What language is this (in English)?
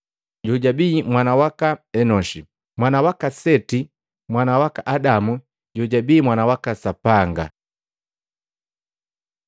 Matengo